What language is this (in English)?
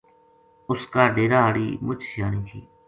Gujari